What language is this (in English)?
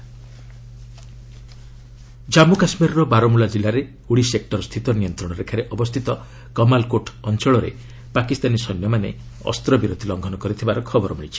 Odia